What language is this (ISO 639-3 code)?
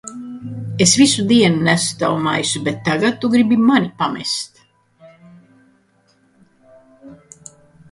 lav